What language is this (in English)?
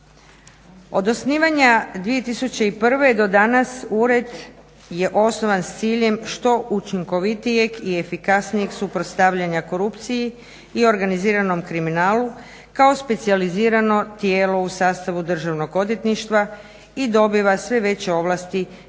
Croatian